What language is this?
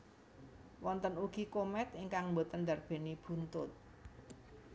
Javanese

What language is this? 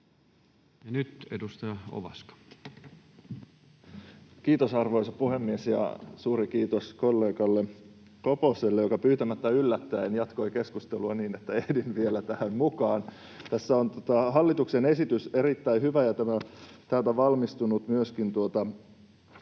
Finnish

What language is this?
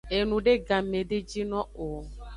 Aja (Benin)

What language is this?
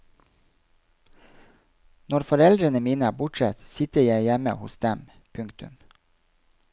Norwegian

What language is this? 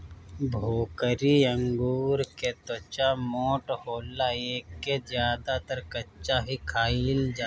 Bhojpuri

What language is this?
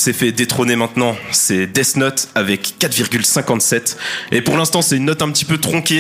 French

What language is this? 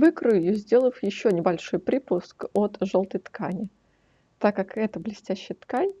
Russian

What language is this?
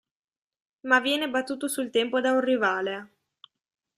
Italian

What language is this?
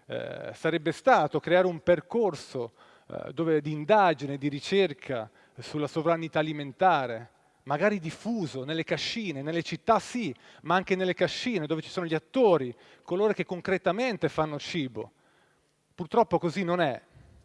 Italian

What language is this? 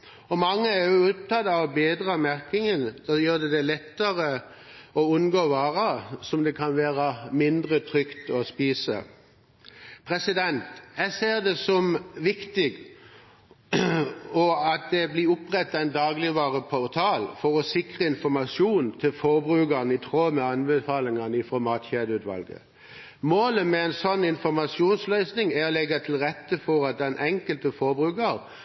Norwegian Bokmål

